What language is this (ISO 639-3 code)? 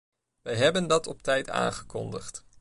nld